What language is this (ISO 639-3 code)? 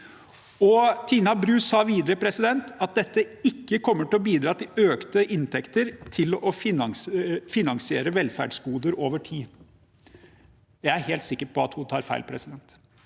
nor